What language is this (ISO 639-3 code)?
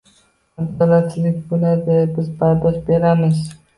uzb